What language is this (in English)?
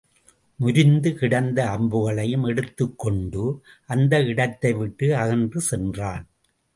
Tamil